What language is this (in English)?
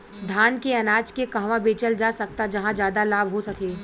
Bhojpuri